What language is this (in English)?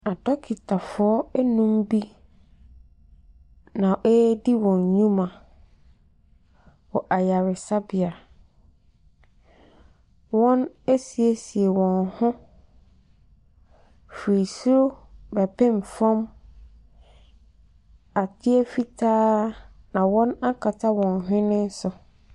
Akan